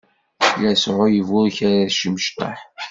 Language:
Kabyle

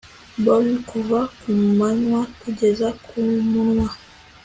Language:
Kinyarwanda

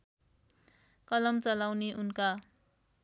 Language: Nepali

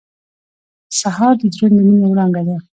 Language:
Pashto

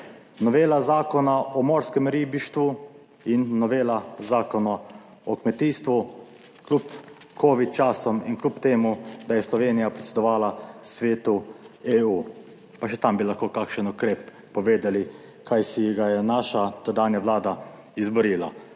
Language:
Slovenian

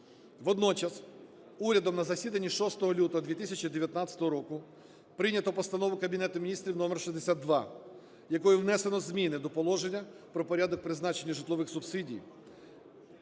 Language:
Ukrainian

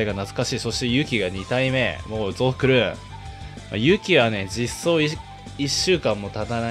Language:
Japanese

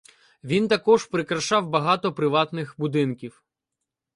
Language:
Ukrainian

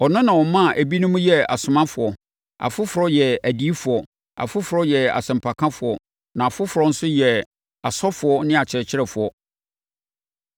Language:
Akan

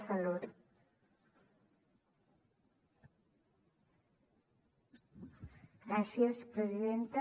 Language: Catalan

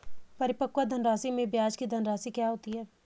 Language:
Hindi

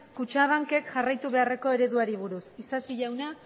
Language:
Basque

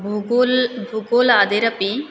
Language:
Sanskrit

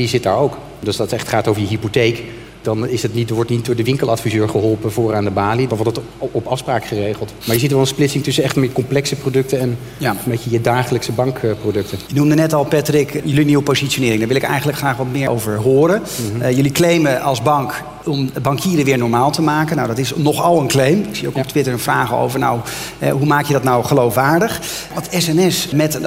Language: Dutch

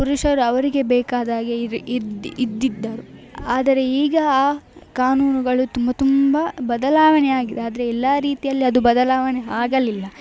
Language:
Kannada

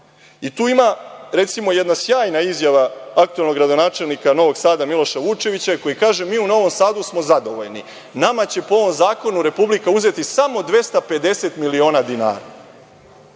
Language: Serbian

